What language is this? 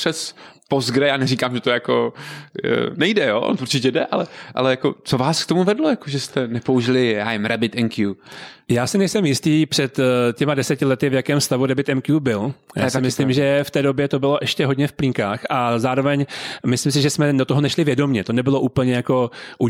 Czech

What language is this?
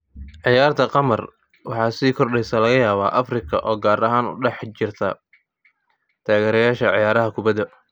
Somali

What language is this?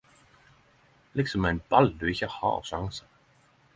Norwegian Nynorsk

